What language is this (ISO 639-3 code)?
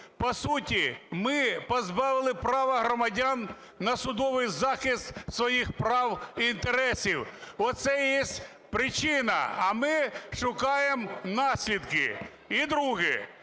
ukr